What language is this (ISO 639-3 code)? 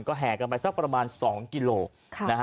tha